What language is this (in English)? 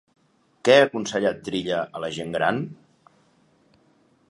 Catalan